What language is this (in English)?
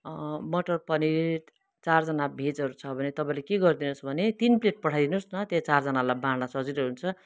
Nepali